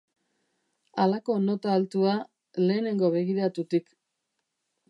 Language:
Basque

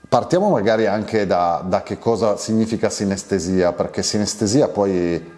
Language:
Italian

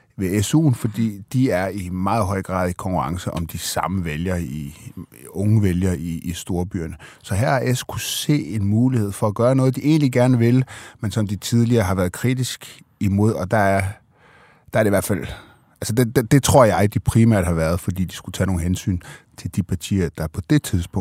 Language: Danish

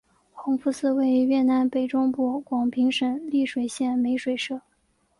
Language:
Chinese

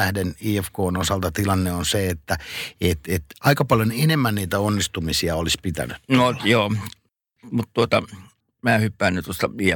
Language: Finnish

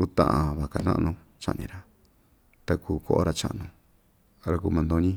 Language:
Ixtayutla Mixtec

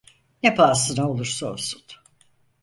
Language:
Turkish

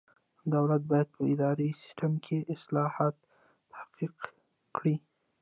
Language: Pashto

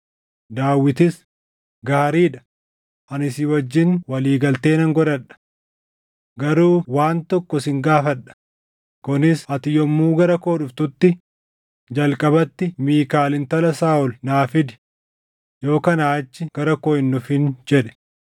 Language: Oromo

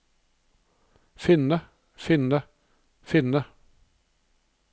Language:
Norwegian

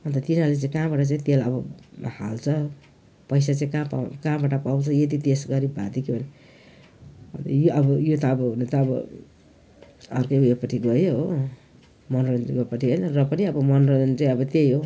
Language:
Nepali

